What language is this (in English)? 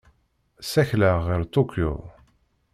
Kabyle